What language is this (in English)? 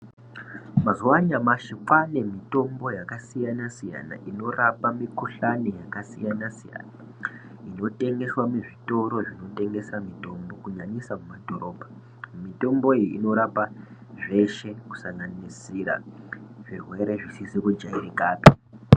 Ndau